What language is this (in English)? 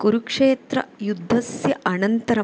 Sanskrit